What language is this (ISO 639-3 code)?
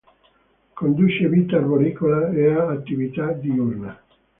ita